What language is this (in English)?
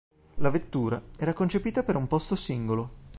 Italian